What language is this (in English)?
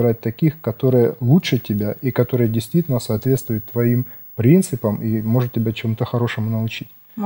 Russian